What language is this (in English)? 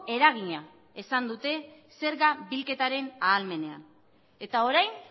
Basque